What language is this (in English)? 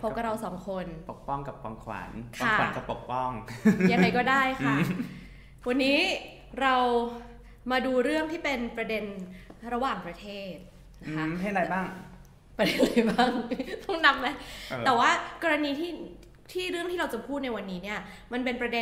Thai